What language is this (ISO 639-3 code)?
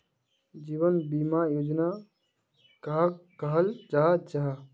mag